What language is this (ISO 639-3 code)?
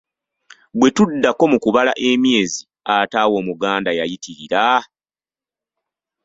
lug